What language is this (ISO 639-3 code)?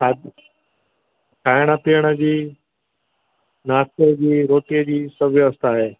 snd